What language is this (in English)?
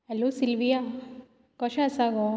Konkani